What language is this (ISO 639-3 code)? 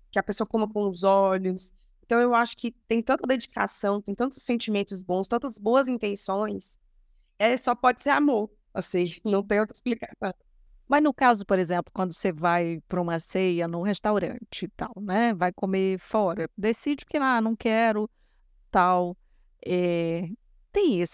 por